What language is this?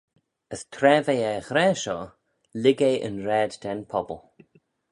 Manx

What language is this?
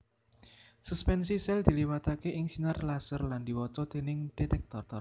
Javanese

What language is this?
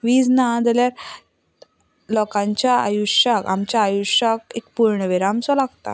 Konkani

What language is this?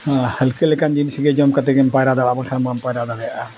Santali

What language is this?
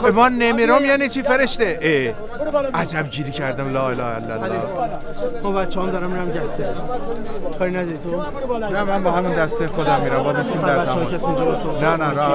Persian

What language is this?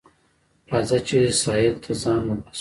Pashto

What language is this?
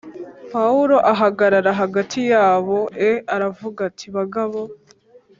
Kinyarwanda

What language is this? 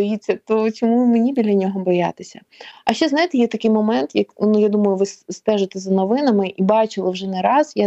Ukrainian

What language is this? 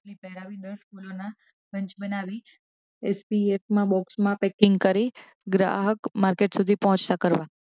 Gujarati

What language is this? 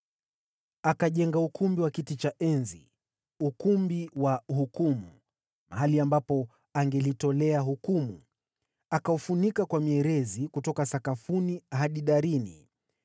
Swahili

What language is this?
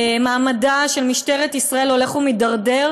Hebrew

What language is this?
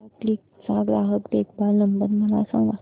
Marathi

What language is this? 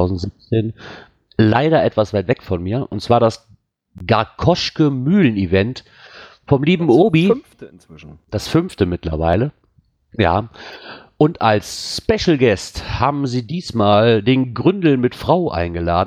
German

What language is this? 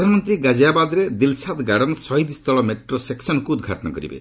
Odia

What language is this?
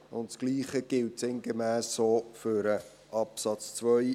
Swiss German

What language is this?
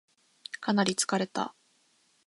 Japanese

